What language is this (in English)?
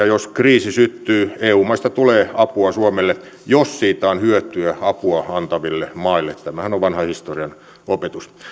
Finnish